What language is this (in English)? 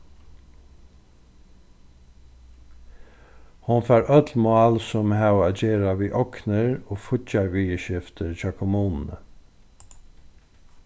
Faroese